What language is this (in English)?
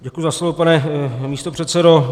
Czech